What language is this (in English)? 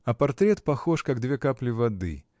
Russian